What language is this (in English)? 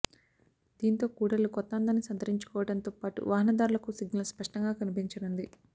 Telugu